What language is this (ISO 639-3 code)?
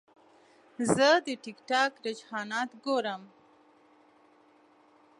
pus